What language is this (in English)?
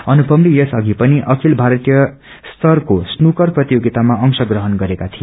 Nepali